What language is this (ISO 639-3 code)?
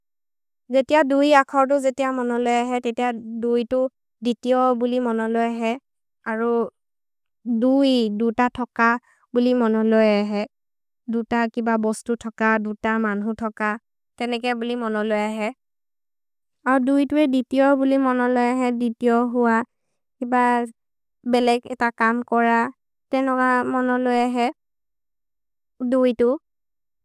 mrr